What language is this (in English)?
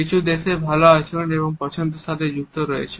Bangla